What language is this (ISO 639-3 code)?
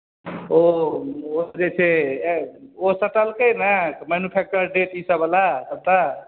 mai